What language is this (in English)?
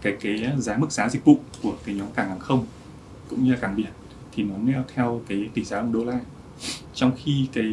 Vietnamese